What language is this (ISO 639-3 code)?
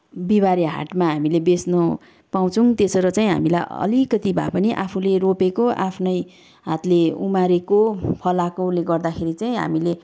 nep